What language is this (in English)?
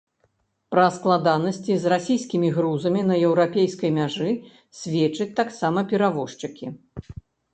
Belarusian